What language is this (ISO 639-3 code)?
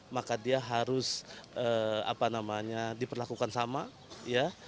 ind